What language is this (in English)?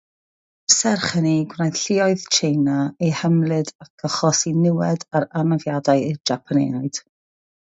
Welsh